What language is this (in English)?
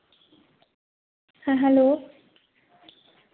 Santali